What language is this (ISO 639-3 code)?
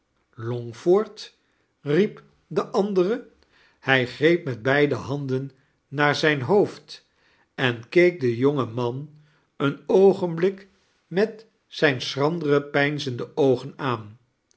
nld